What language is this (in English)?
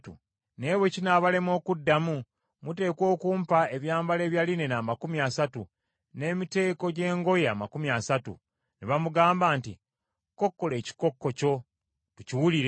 Ganda